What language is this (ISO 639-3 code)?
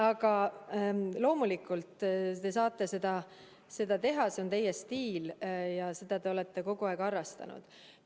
est